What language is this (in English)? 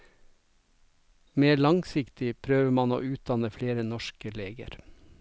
Norwegian